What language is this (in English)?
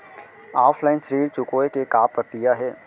Chhattisgarhi